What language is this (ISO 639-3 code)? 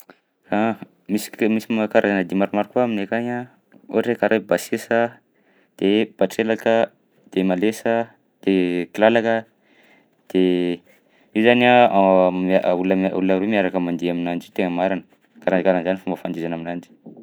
bzc